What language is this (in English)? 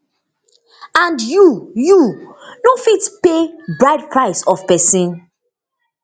Nigerian Pidgin